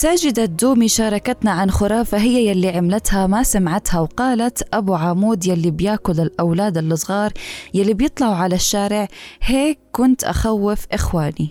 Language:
Arabic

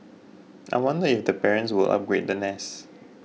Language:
English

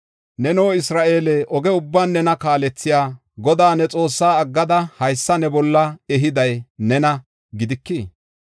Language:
Gofa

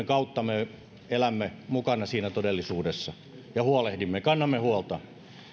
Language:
Finnish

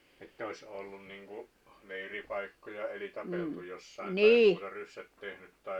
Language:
Finnish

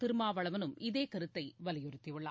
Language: Tamil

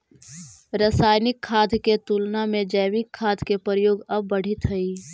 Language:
Magahi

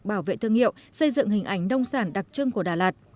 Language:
Vietnamese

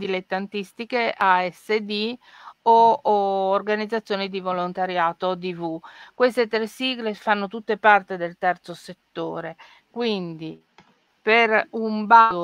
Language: Italian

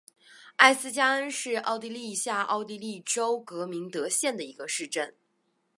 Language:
Chinese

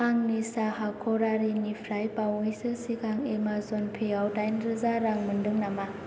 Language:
Bodo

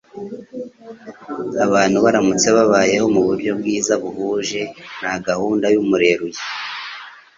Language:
Kinyarwanda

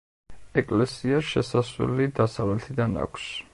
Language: Georgian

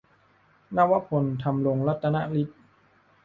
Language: Thai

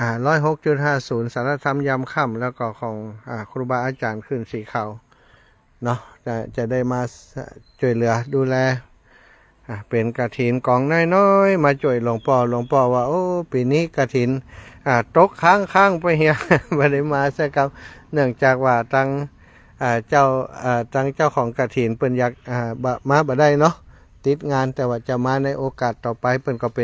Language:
Thai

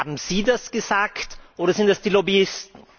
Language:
German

